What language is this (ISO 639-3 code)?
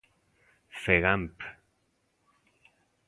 glg